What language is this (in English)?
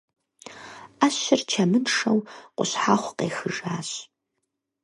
Kabardian